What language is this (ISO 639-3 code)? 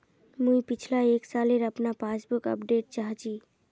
mag